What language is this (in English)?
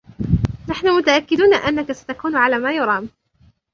Arabic